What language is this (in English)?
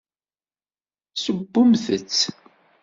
Kabyle